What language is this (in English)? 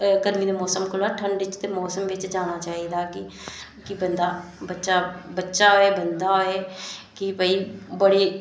Dogri